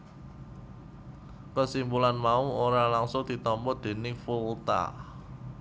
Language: Javanese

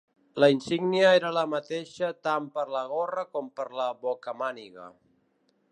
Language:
Catalan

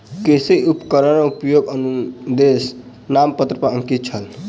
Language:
Maithili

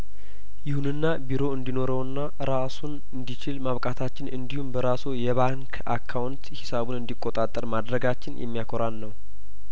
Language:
Amharic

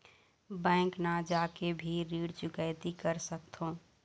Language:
Chhattisgarhi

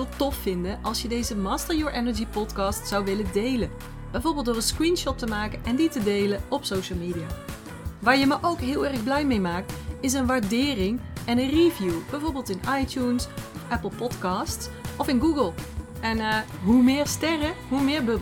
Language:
Dutch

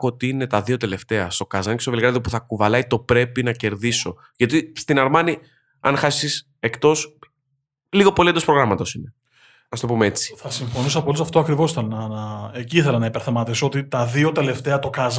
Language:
Greek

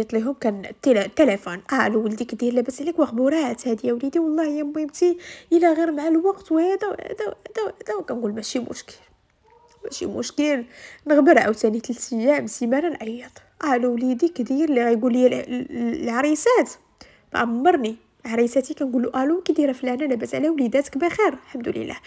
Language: Arabic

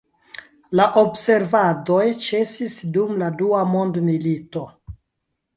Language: Esperanto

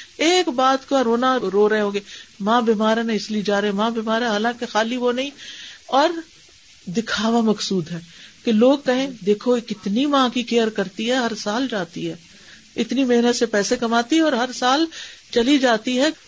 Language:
Urdu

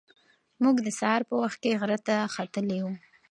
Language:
Pashto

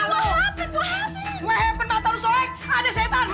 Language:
Indonesian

